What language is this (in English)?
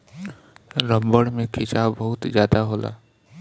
Bhojpuri